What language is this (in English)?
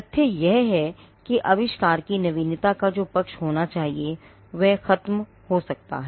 Hindi